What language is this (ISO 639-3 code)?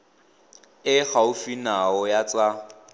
tsn